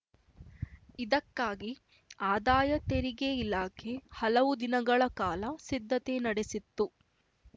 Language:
Kannada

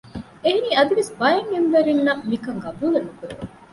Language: Divehi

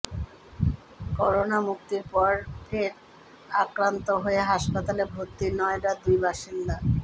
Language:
Bangla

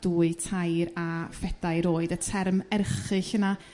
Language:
Welsh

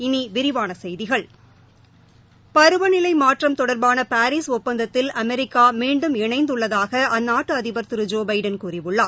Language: Tamil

